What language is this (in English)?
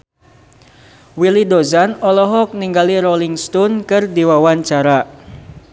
Sundanese